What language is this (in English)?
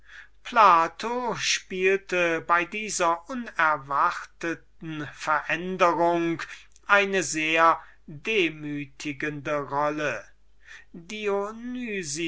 German